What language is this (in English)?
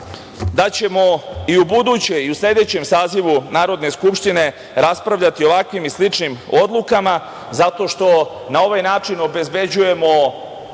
Serbian